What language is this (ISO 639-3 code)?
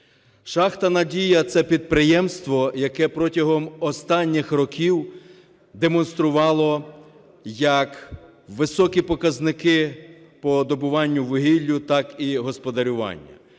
ukr